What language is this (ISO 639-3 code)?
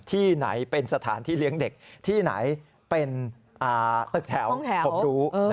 tha